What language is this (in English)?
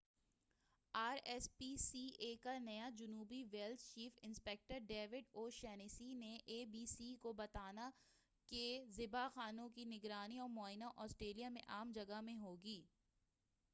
Urdu